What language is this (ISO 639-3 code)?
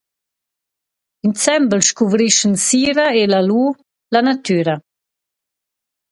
roh